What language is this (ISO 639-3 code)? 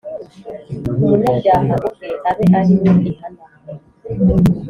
kin